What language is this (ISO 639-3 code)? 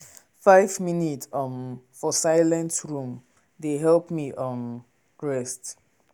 pcm